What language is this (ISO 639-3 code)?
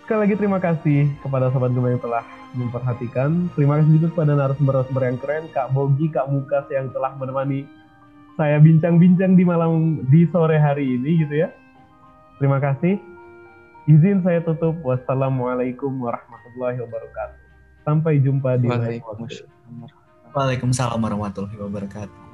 ind